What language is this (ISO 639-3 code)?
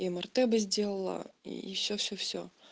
rus